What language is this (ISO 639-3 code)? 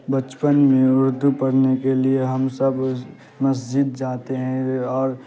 urd